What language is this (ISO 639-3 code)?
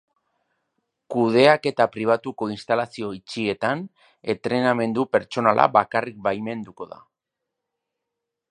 eus